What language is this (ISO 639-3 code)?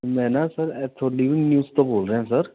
pan